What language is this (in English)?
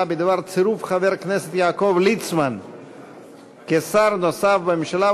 Hebrew